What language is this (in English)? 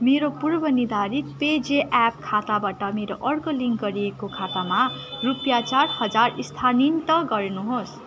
Nepali